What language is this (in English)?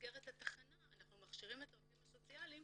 Hebrew